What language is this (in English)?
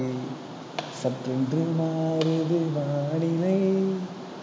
Tamil